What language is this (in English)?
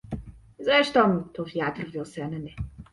Polish